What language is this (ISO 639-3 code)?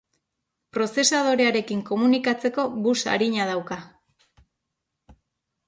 eus